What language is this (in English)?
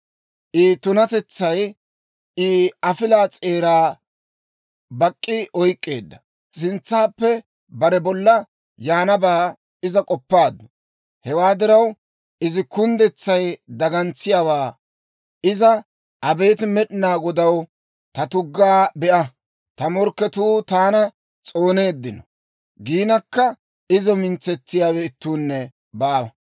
Dawro